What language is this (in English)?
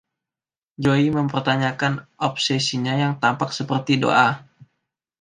Indonesian